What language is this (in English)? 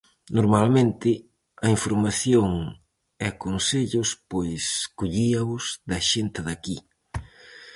Galician